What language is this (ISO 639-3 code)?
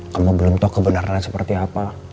ind